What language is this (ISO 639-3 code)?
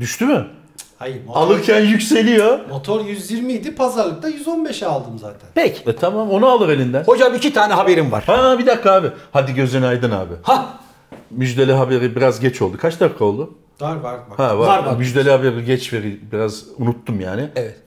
tur